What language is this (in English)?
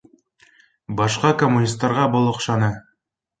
Bashkir